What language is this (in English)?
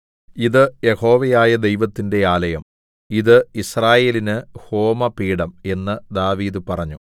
Malayalam